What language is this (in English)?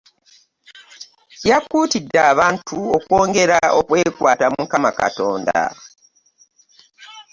Ganda